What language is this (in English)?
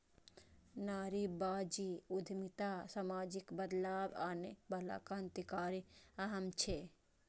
Maithili